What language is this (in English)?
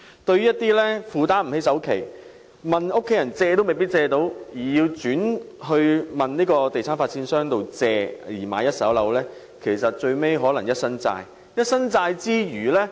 Cantonese